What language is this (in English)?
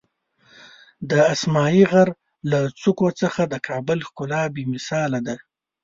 Pashto